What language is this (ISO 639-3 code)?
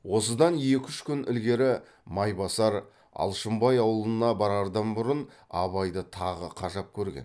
kaz